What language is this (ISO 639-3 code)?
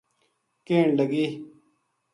gju